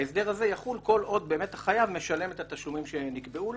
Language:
Hebrew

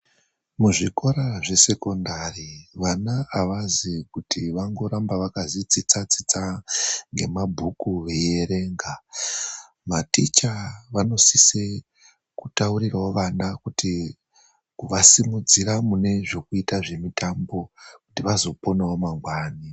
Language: Ndau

